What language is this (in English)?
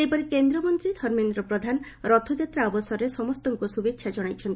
Odia